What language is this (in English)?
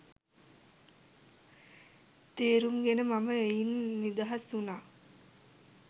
Sinhala